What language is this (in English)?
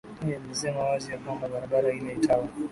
Swahili